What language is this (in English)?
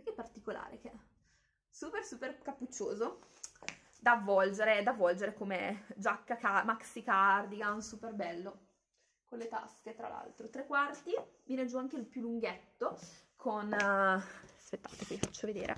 Italian